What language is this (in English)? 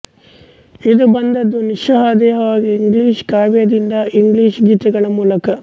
Kannada